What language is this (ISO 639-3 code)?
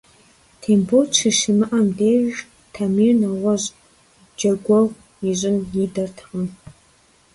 kbd